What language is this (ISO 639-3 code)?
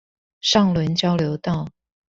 zho